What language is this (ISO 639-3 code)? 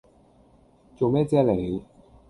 yue